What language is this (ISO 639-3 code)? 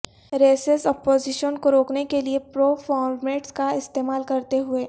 urd